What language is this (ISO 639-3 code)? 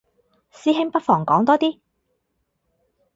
yue